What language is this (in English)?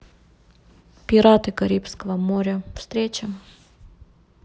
Russian